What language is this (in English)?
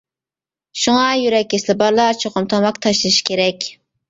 Uyghur